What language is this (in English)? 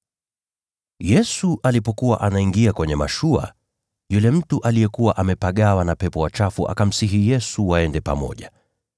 Swahili